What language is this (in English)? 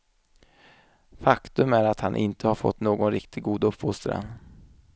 Swedish